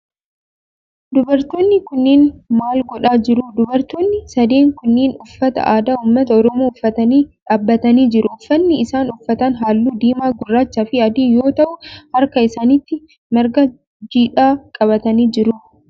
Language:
Oromo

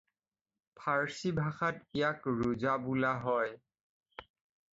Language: Assamese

